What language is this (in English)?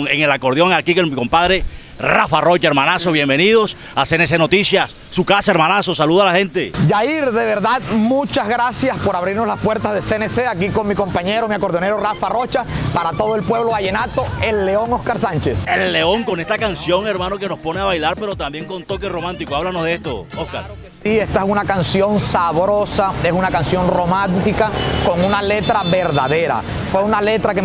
Spanish